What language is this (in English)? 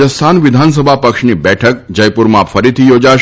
Gujarati